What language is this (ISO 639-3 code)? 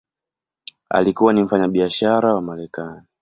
swa